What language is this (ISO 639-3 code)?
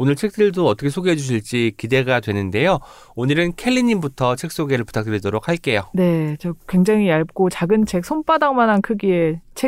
kor